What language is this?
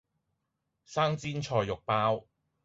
Cantonese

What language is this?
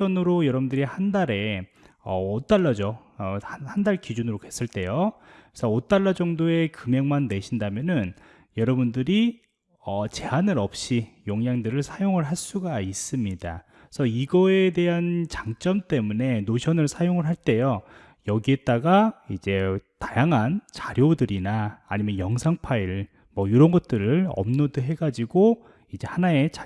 Korean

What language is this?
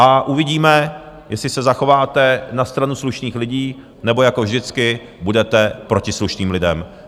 Czech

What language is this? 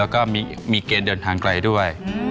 Thai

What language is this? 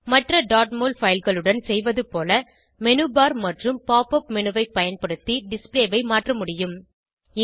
Tamil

